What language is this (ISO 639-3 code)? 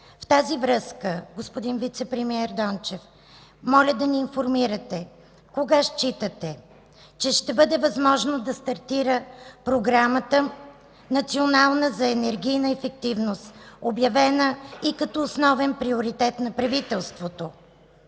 bul